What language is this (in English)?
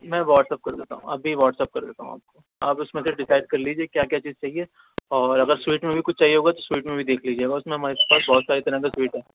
Urdu